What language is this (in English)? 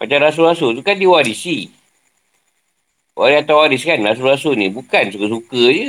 Malay